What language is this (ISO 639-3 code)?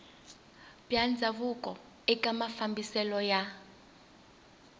tso